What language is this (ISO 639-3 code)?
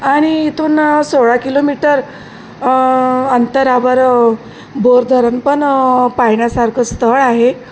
mar